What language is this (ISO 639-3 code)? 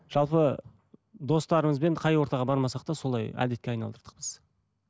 kaz